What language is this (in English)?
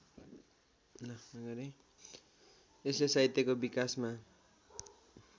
Nepali